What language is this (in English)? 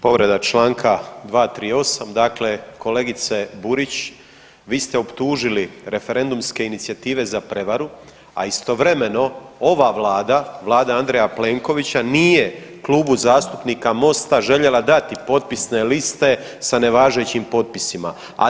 Croatian